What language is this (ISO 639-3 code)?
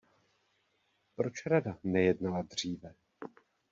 ces